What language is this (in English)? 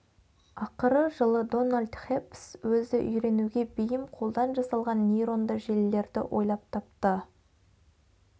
Kazakh